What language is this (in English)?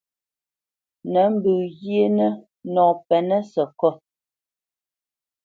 Bamenyam